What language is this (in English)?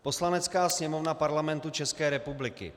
Czech